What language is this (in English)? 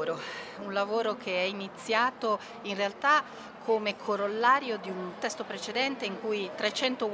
Italian